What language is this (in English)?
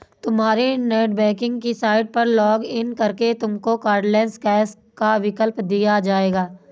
Hindi